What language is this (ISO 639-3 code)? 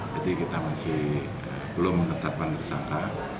ind